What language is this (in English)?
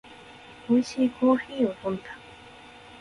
Japanese